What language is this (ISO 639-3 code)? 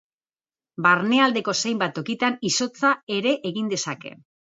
eus